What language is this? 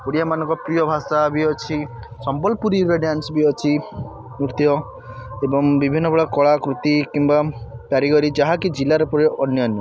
Odia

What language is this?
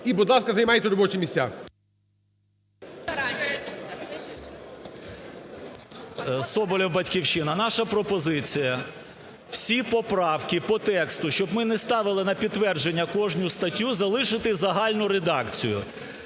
Ukrainian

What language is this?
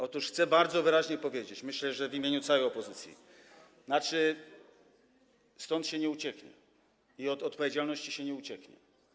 Polish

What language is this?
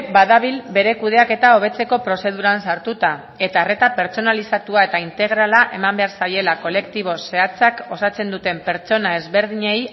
Basque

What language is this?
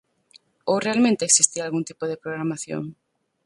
Galician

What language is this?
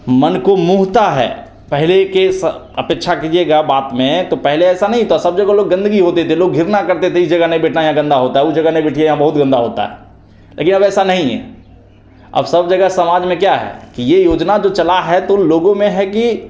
Hindi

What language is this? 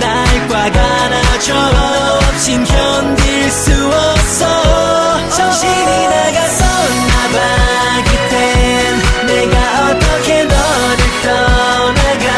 Korean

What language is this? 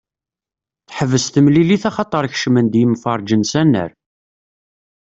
Kabyle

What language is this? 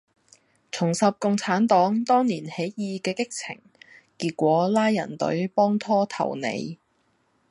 Cantonese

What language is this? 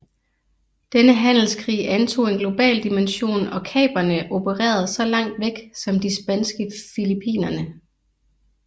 Danish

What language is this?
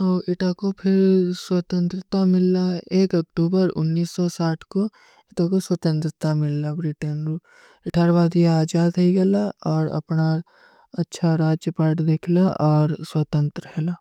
Kui (India)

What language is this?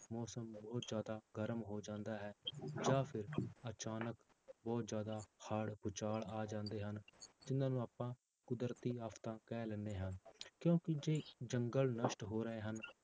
Punjabi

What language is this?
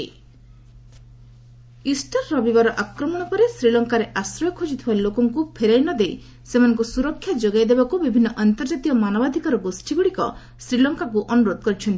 Odia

